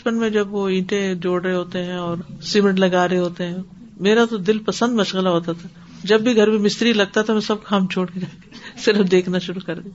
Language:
Urdu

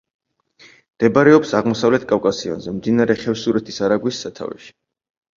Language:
Georgian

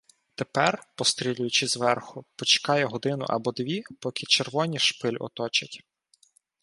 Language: Ukrainian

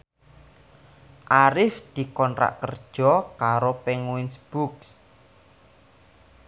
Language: Javanese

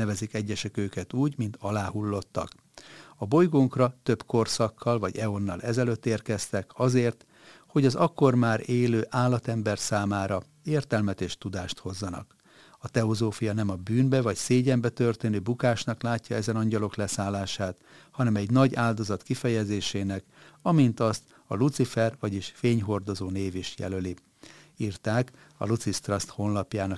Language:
Hungarian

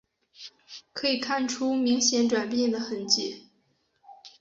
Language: Chinese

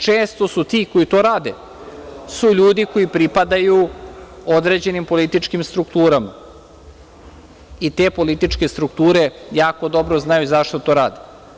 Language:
Serbian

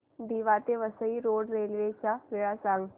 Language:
Marathi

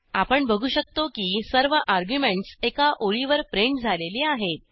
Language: Marathi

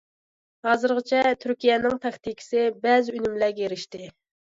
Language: Uyghur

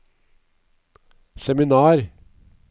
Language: Norwegian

